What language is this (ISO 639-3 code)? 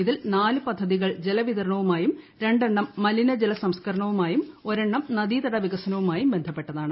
mal